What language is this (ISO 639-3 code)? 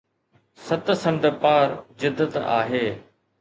snd